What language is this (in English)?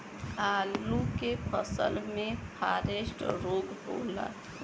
Bhojpuri